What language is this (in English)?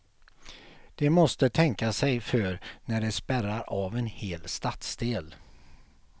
Swedish